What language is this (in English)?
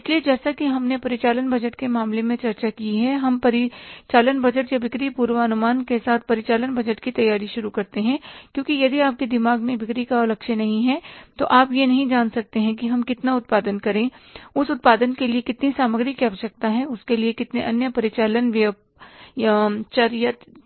Hindi